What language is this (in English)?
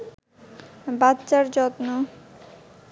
Bangla